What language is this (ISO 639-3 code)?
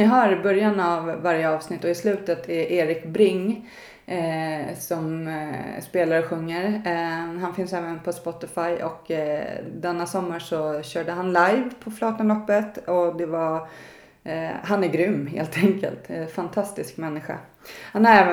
swe